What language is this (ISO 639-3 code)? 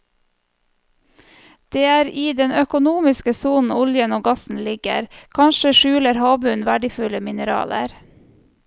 nor